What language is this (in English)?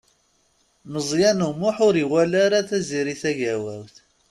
Kabyle